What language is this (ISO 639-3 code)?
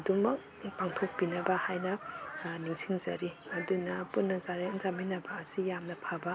mni